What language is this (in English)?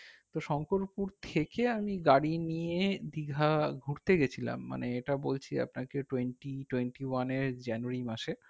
Bangla